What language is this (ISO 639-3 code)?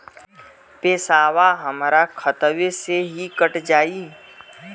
bho